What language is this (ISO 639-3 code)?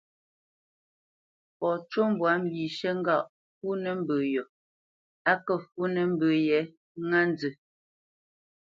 bce